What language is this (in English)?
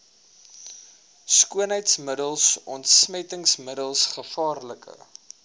Afrikaans